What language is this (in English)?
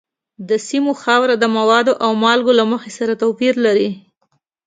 Pashto